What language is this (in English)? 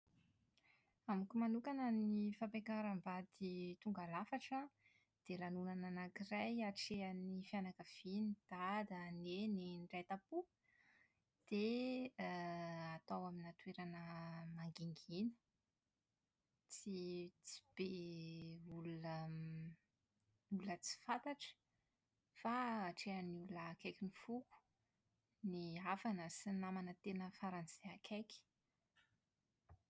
Malagasy